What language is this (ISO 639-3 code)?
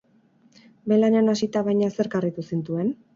eus